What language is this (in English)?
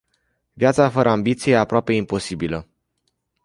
Romanian